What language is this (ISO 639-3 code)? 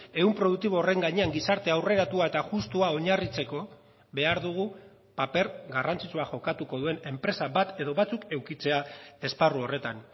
eus